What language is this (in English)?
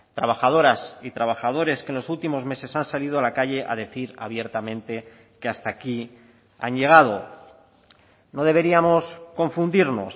Spanish